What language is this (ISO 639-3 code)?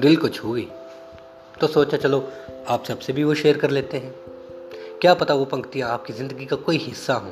hin